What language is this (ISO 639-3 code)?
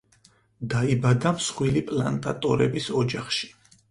kat